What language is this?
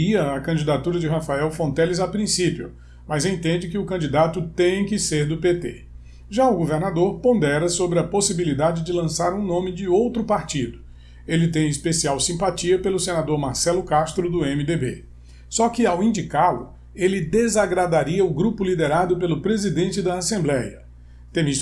Portuguese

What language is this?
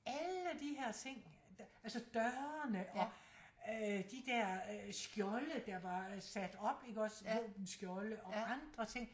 Danish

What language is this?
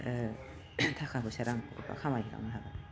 Bodo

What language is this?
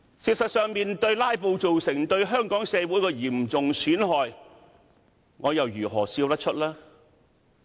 Cantonese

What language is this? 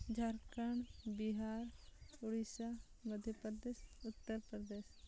Santali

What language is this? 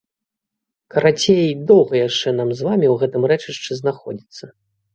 Belarusian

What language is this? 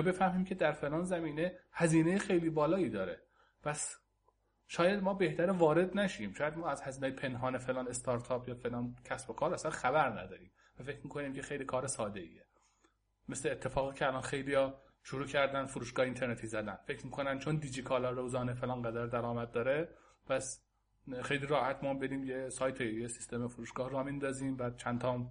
Persian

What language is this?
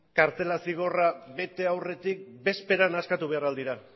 Basque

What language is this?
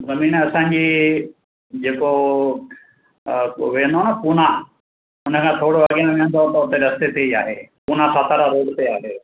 Sindhi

